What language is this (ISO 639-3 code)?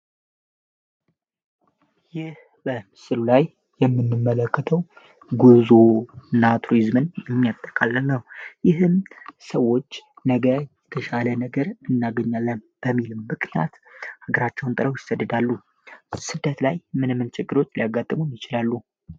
amh